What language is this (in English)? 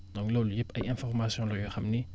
Wolof